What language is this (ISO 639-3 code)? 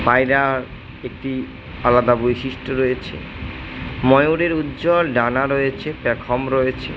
ben